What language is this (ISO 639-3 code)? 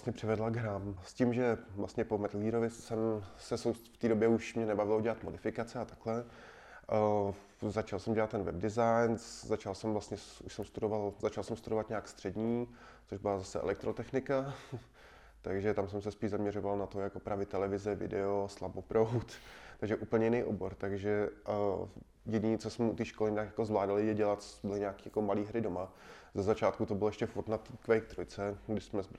ces